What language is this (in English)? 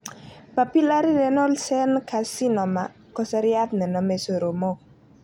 Kalenjin